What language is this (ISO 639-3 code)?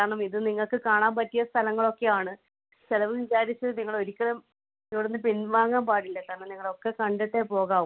mal